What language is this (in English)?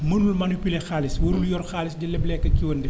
Wolof